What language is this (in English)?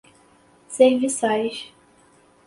Portuguese